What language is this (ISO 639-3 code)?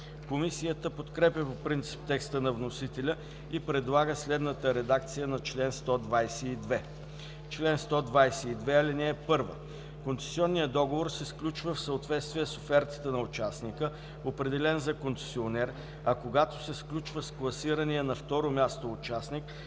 bul